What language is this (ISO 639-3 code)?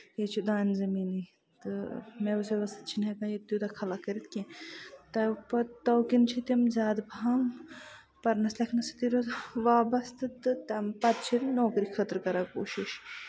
kas